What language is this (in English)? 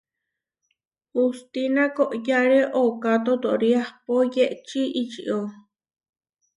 Huarijio